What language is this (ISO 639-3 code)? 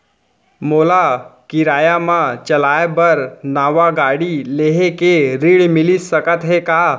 hne